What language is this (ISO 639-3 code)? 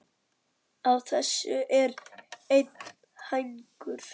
isl